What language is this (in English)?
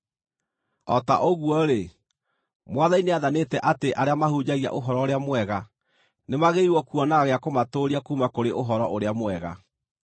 Kikuyu